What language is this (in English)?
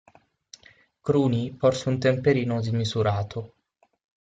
Italian